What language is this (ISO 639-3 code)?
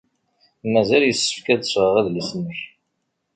kab